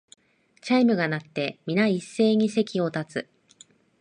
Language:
Japanese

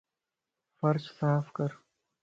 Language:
Lasi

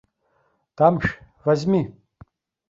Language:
Abkhazian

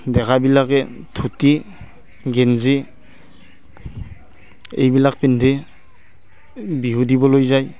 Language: Assamese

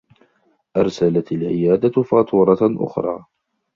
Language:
Arabic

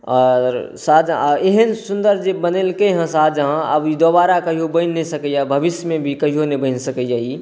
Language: Maithili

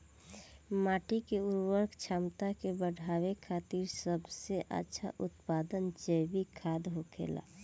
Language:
Bhojpuri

